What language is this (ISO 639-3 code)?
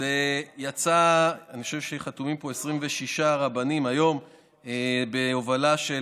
heb